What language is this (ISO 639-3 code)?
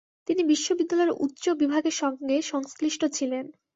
ben